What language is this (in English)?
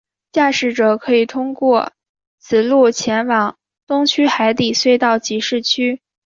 Chinese